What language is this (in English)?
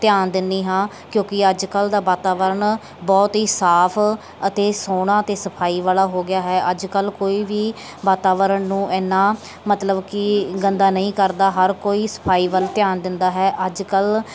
Punjabi